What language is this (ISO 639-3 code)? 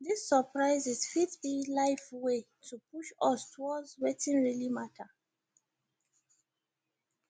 pcm